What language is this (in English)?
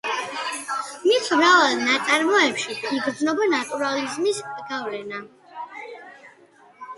Georgian